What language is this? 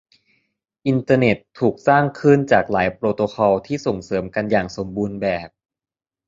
Thai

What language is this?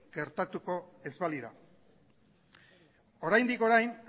Basque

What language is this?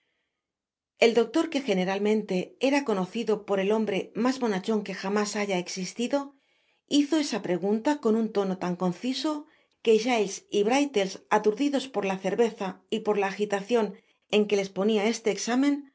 Spanish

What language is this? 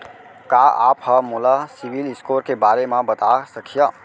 Chhattisgarhi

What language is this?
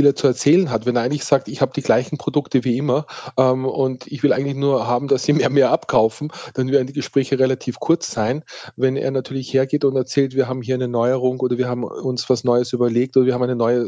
German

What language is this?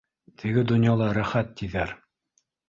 Bashkir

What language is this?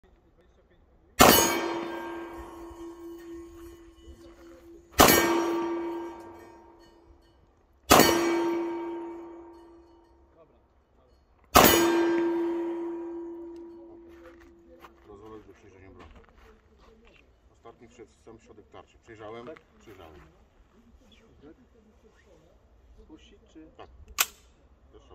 Polish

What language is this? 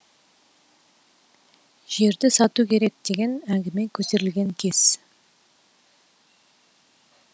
Kazakh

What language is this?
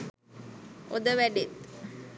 Sinhala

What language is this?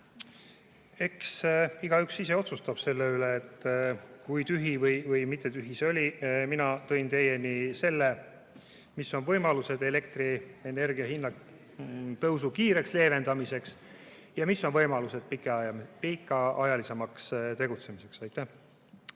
Estonian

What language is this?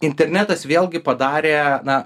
Lithuanian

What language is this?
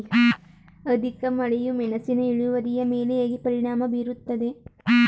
Kannada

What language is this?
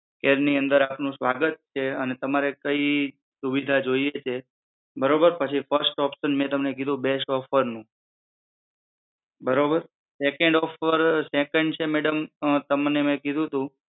Gujarati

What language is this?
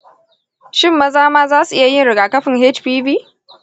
Hausa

